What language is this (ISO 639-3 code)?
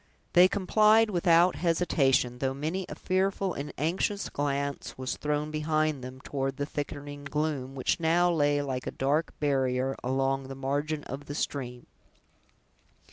eng